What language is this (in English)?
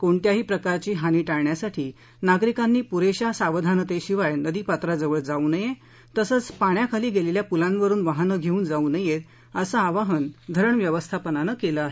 Marathi